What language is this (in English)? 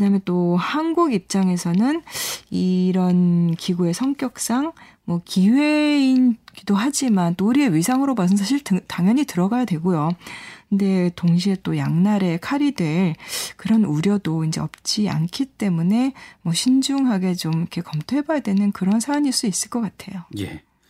Korean